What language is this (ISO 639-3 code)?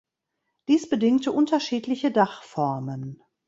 deu